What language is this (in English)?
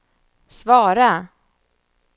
Swedish